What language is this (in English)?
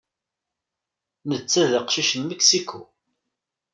Kabyle